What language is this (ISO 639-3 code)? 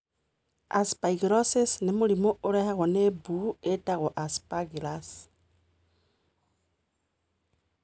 kik